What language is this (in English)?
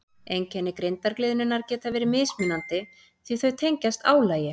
Icelandic